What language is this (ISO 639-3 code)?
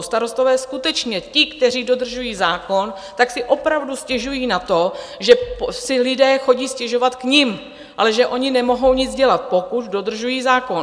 ces